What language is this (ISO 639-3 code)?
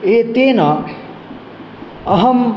san